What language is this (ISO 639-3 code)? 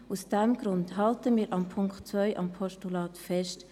gsw